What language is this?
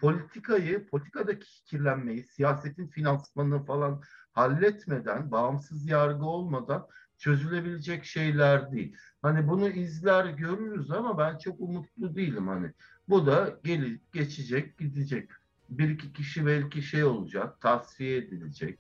Turkish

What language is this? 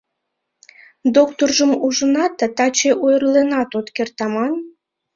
Mari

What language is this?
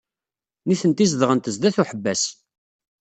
Kabyle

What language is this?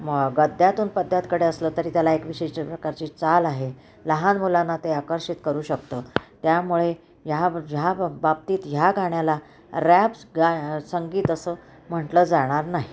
Marathi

